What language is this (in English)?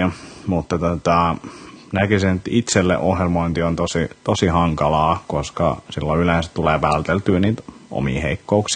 Finnish